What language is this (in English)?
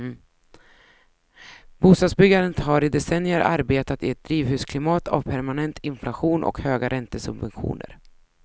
Swedish